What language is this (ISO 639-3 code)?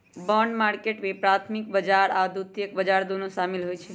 mag